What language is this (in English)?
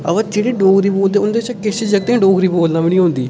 Dogri